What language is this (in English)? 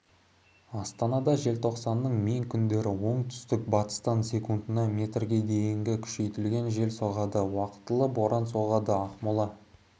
Kazakh